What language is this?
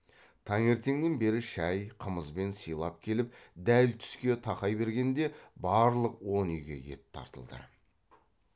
Kazakh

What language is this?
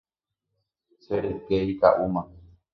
Guarani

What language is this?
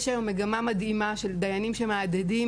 Hebrew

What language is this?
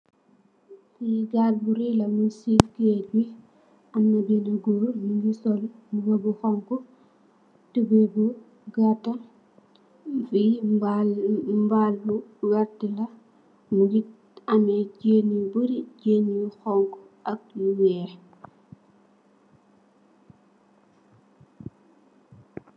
Wolof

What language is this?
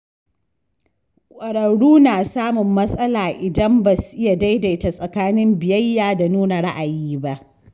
Hausa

